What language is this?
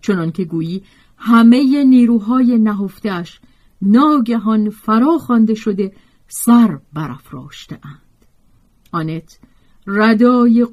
Persian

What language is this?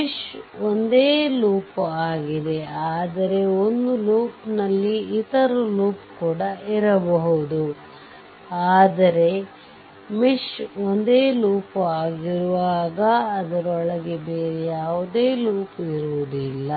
Kannada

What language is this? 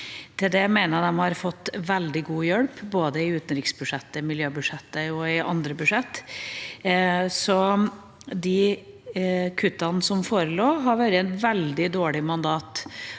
Norwegian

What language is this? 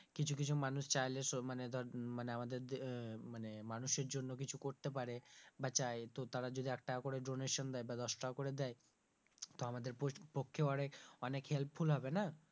Bangla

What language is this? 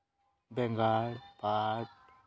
Santali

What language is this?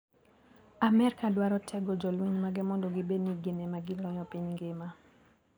Luo (Kenya and Tanzania)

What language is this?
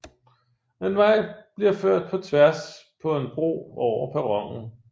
Danish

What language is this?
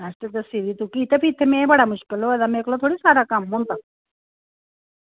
Dogri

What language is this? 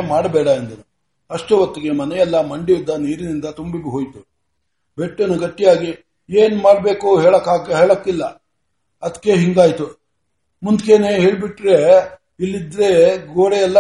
Kannada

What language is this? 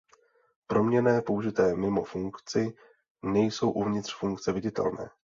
Czech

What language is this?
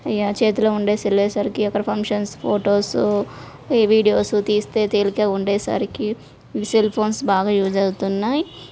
Telugu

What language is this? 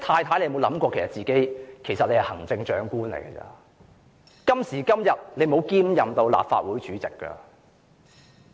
Cantonese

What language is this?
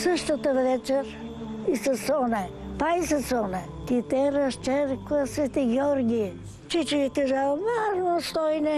Bulgarian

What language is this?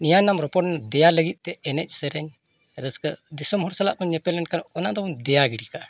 Santali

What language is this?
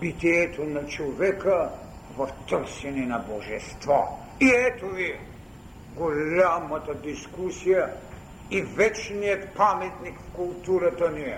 Bulgarian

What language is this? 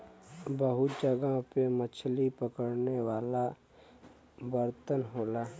Bhojpuri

